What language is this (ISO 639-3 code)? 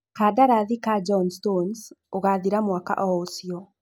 kik